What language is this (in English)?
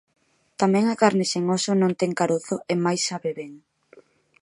Galician